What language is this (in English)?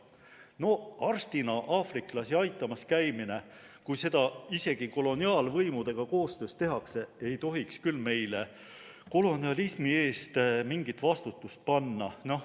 Estonian